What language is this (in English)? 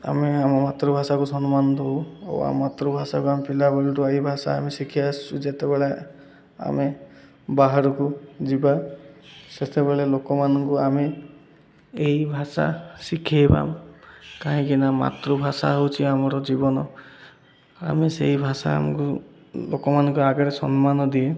Odia